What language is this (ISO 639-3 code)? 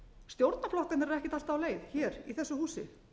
isl